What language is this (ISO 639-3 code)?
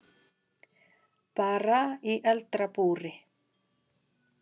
isl